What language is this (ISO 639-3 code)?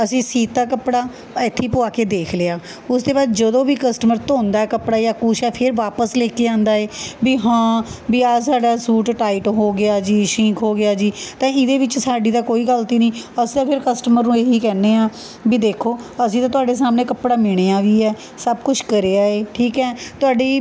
pan